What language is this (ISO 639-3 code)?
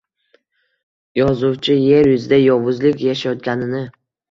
uzb